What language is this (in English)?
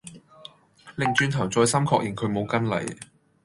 Cantonese